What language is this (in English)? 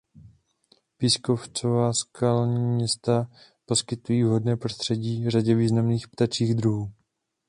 Czech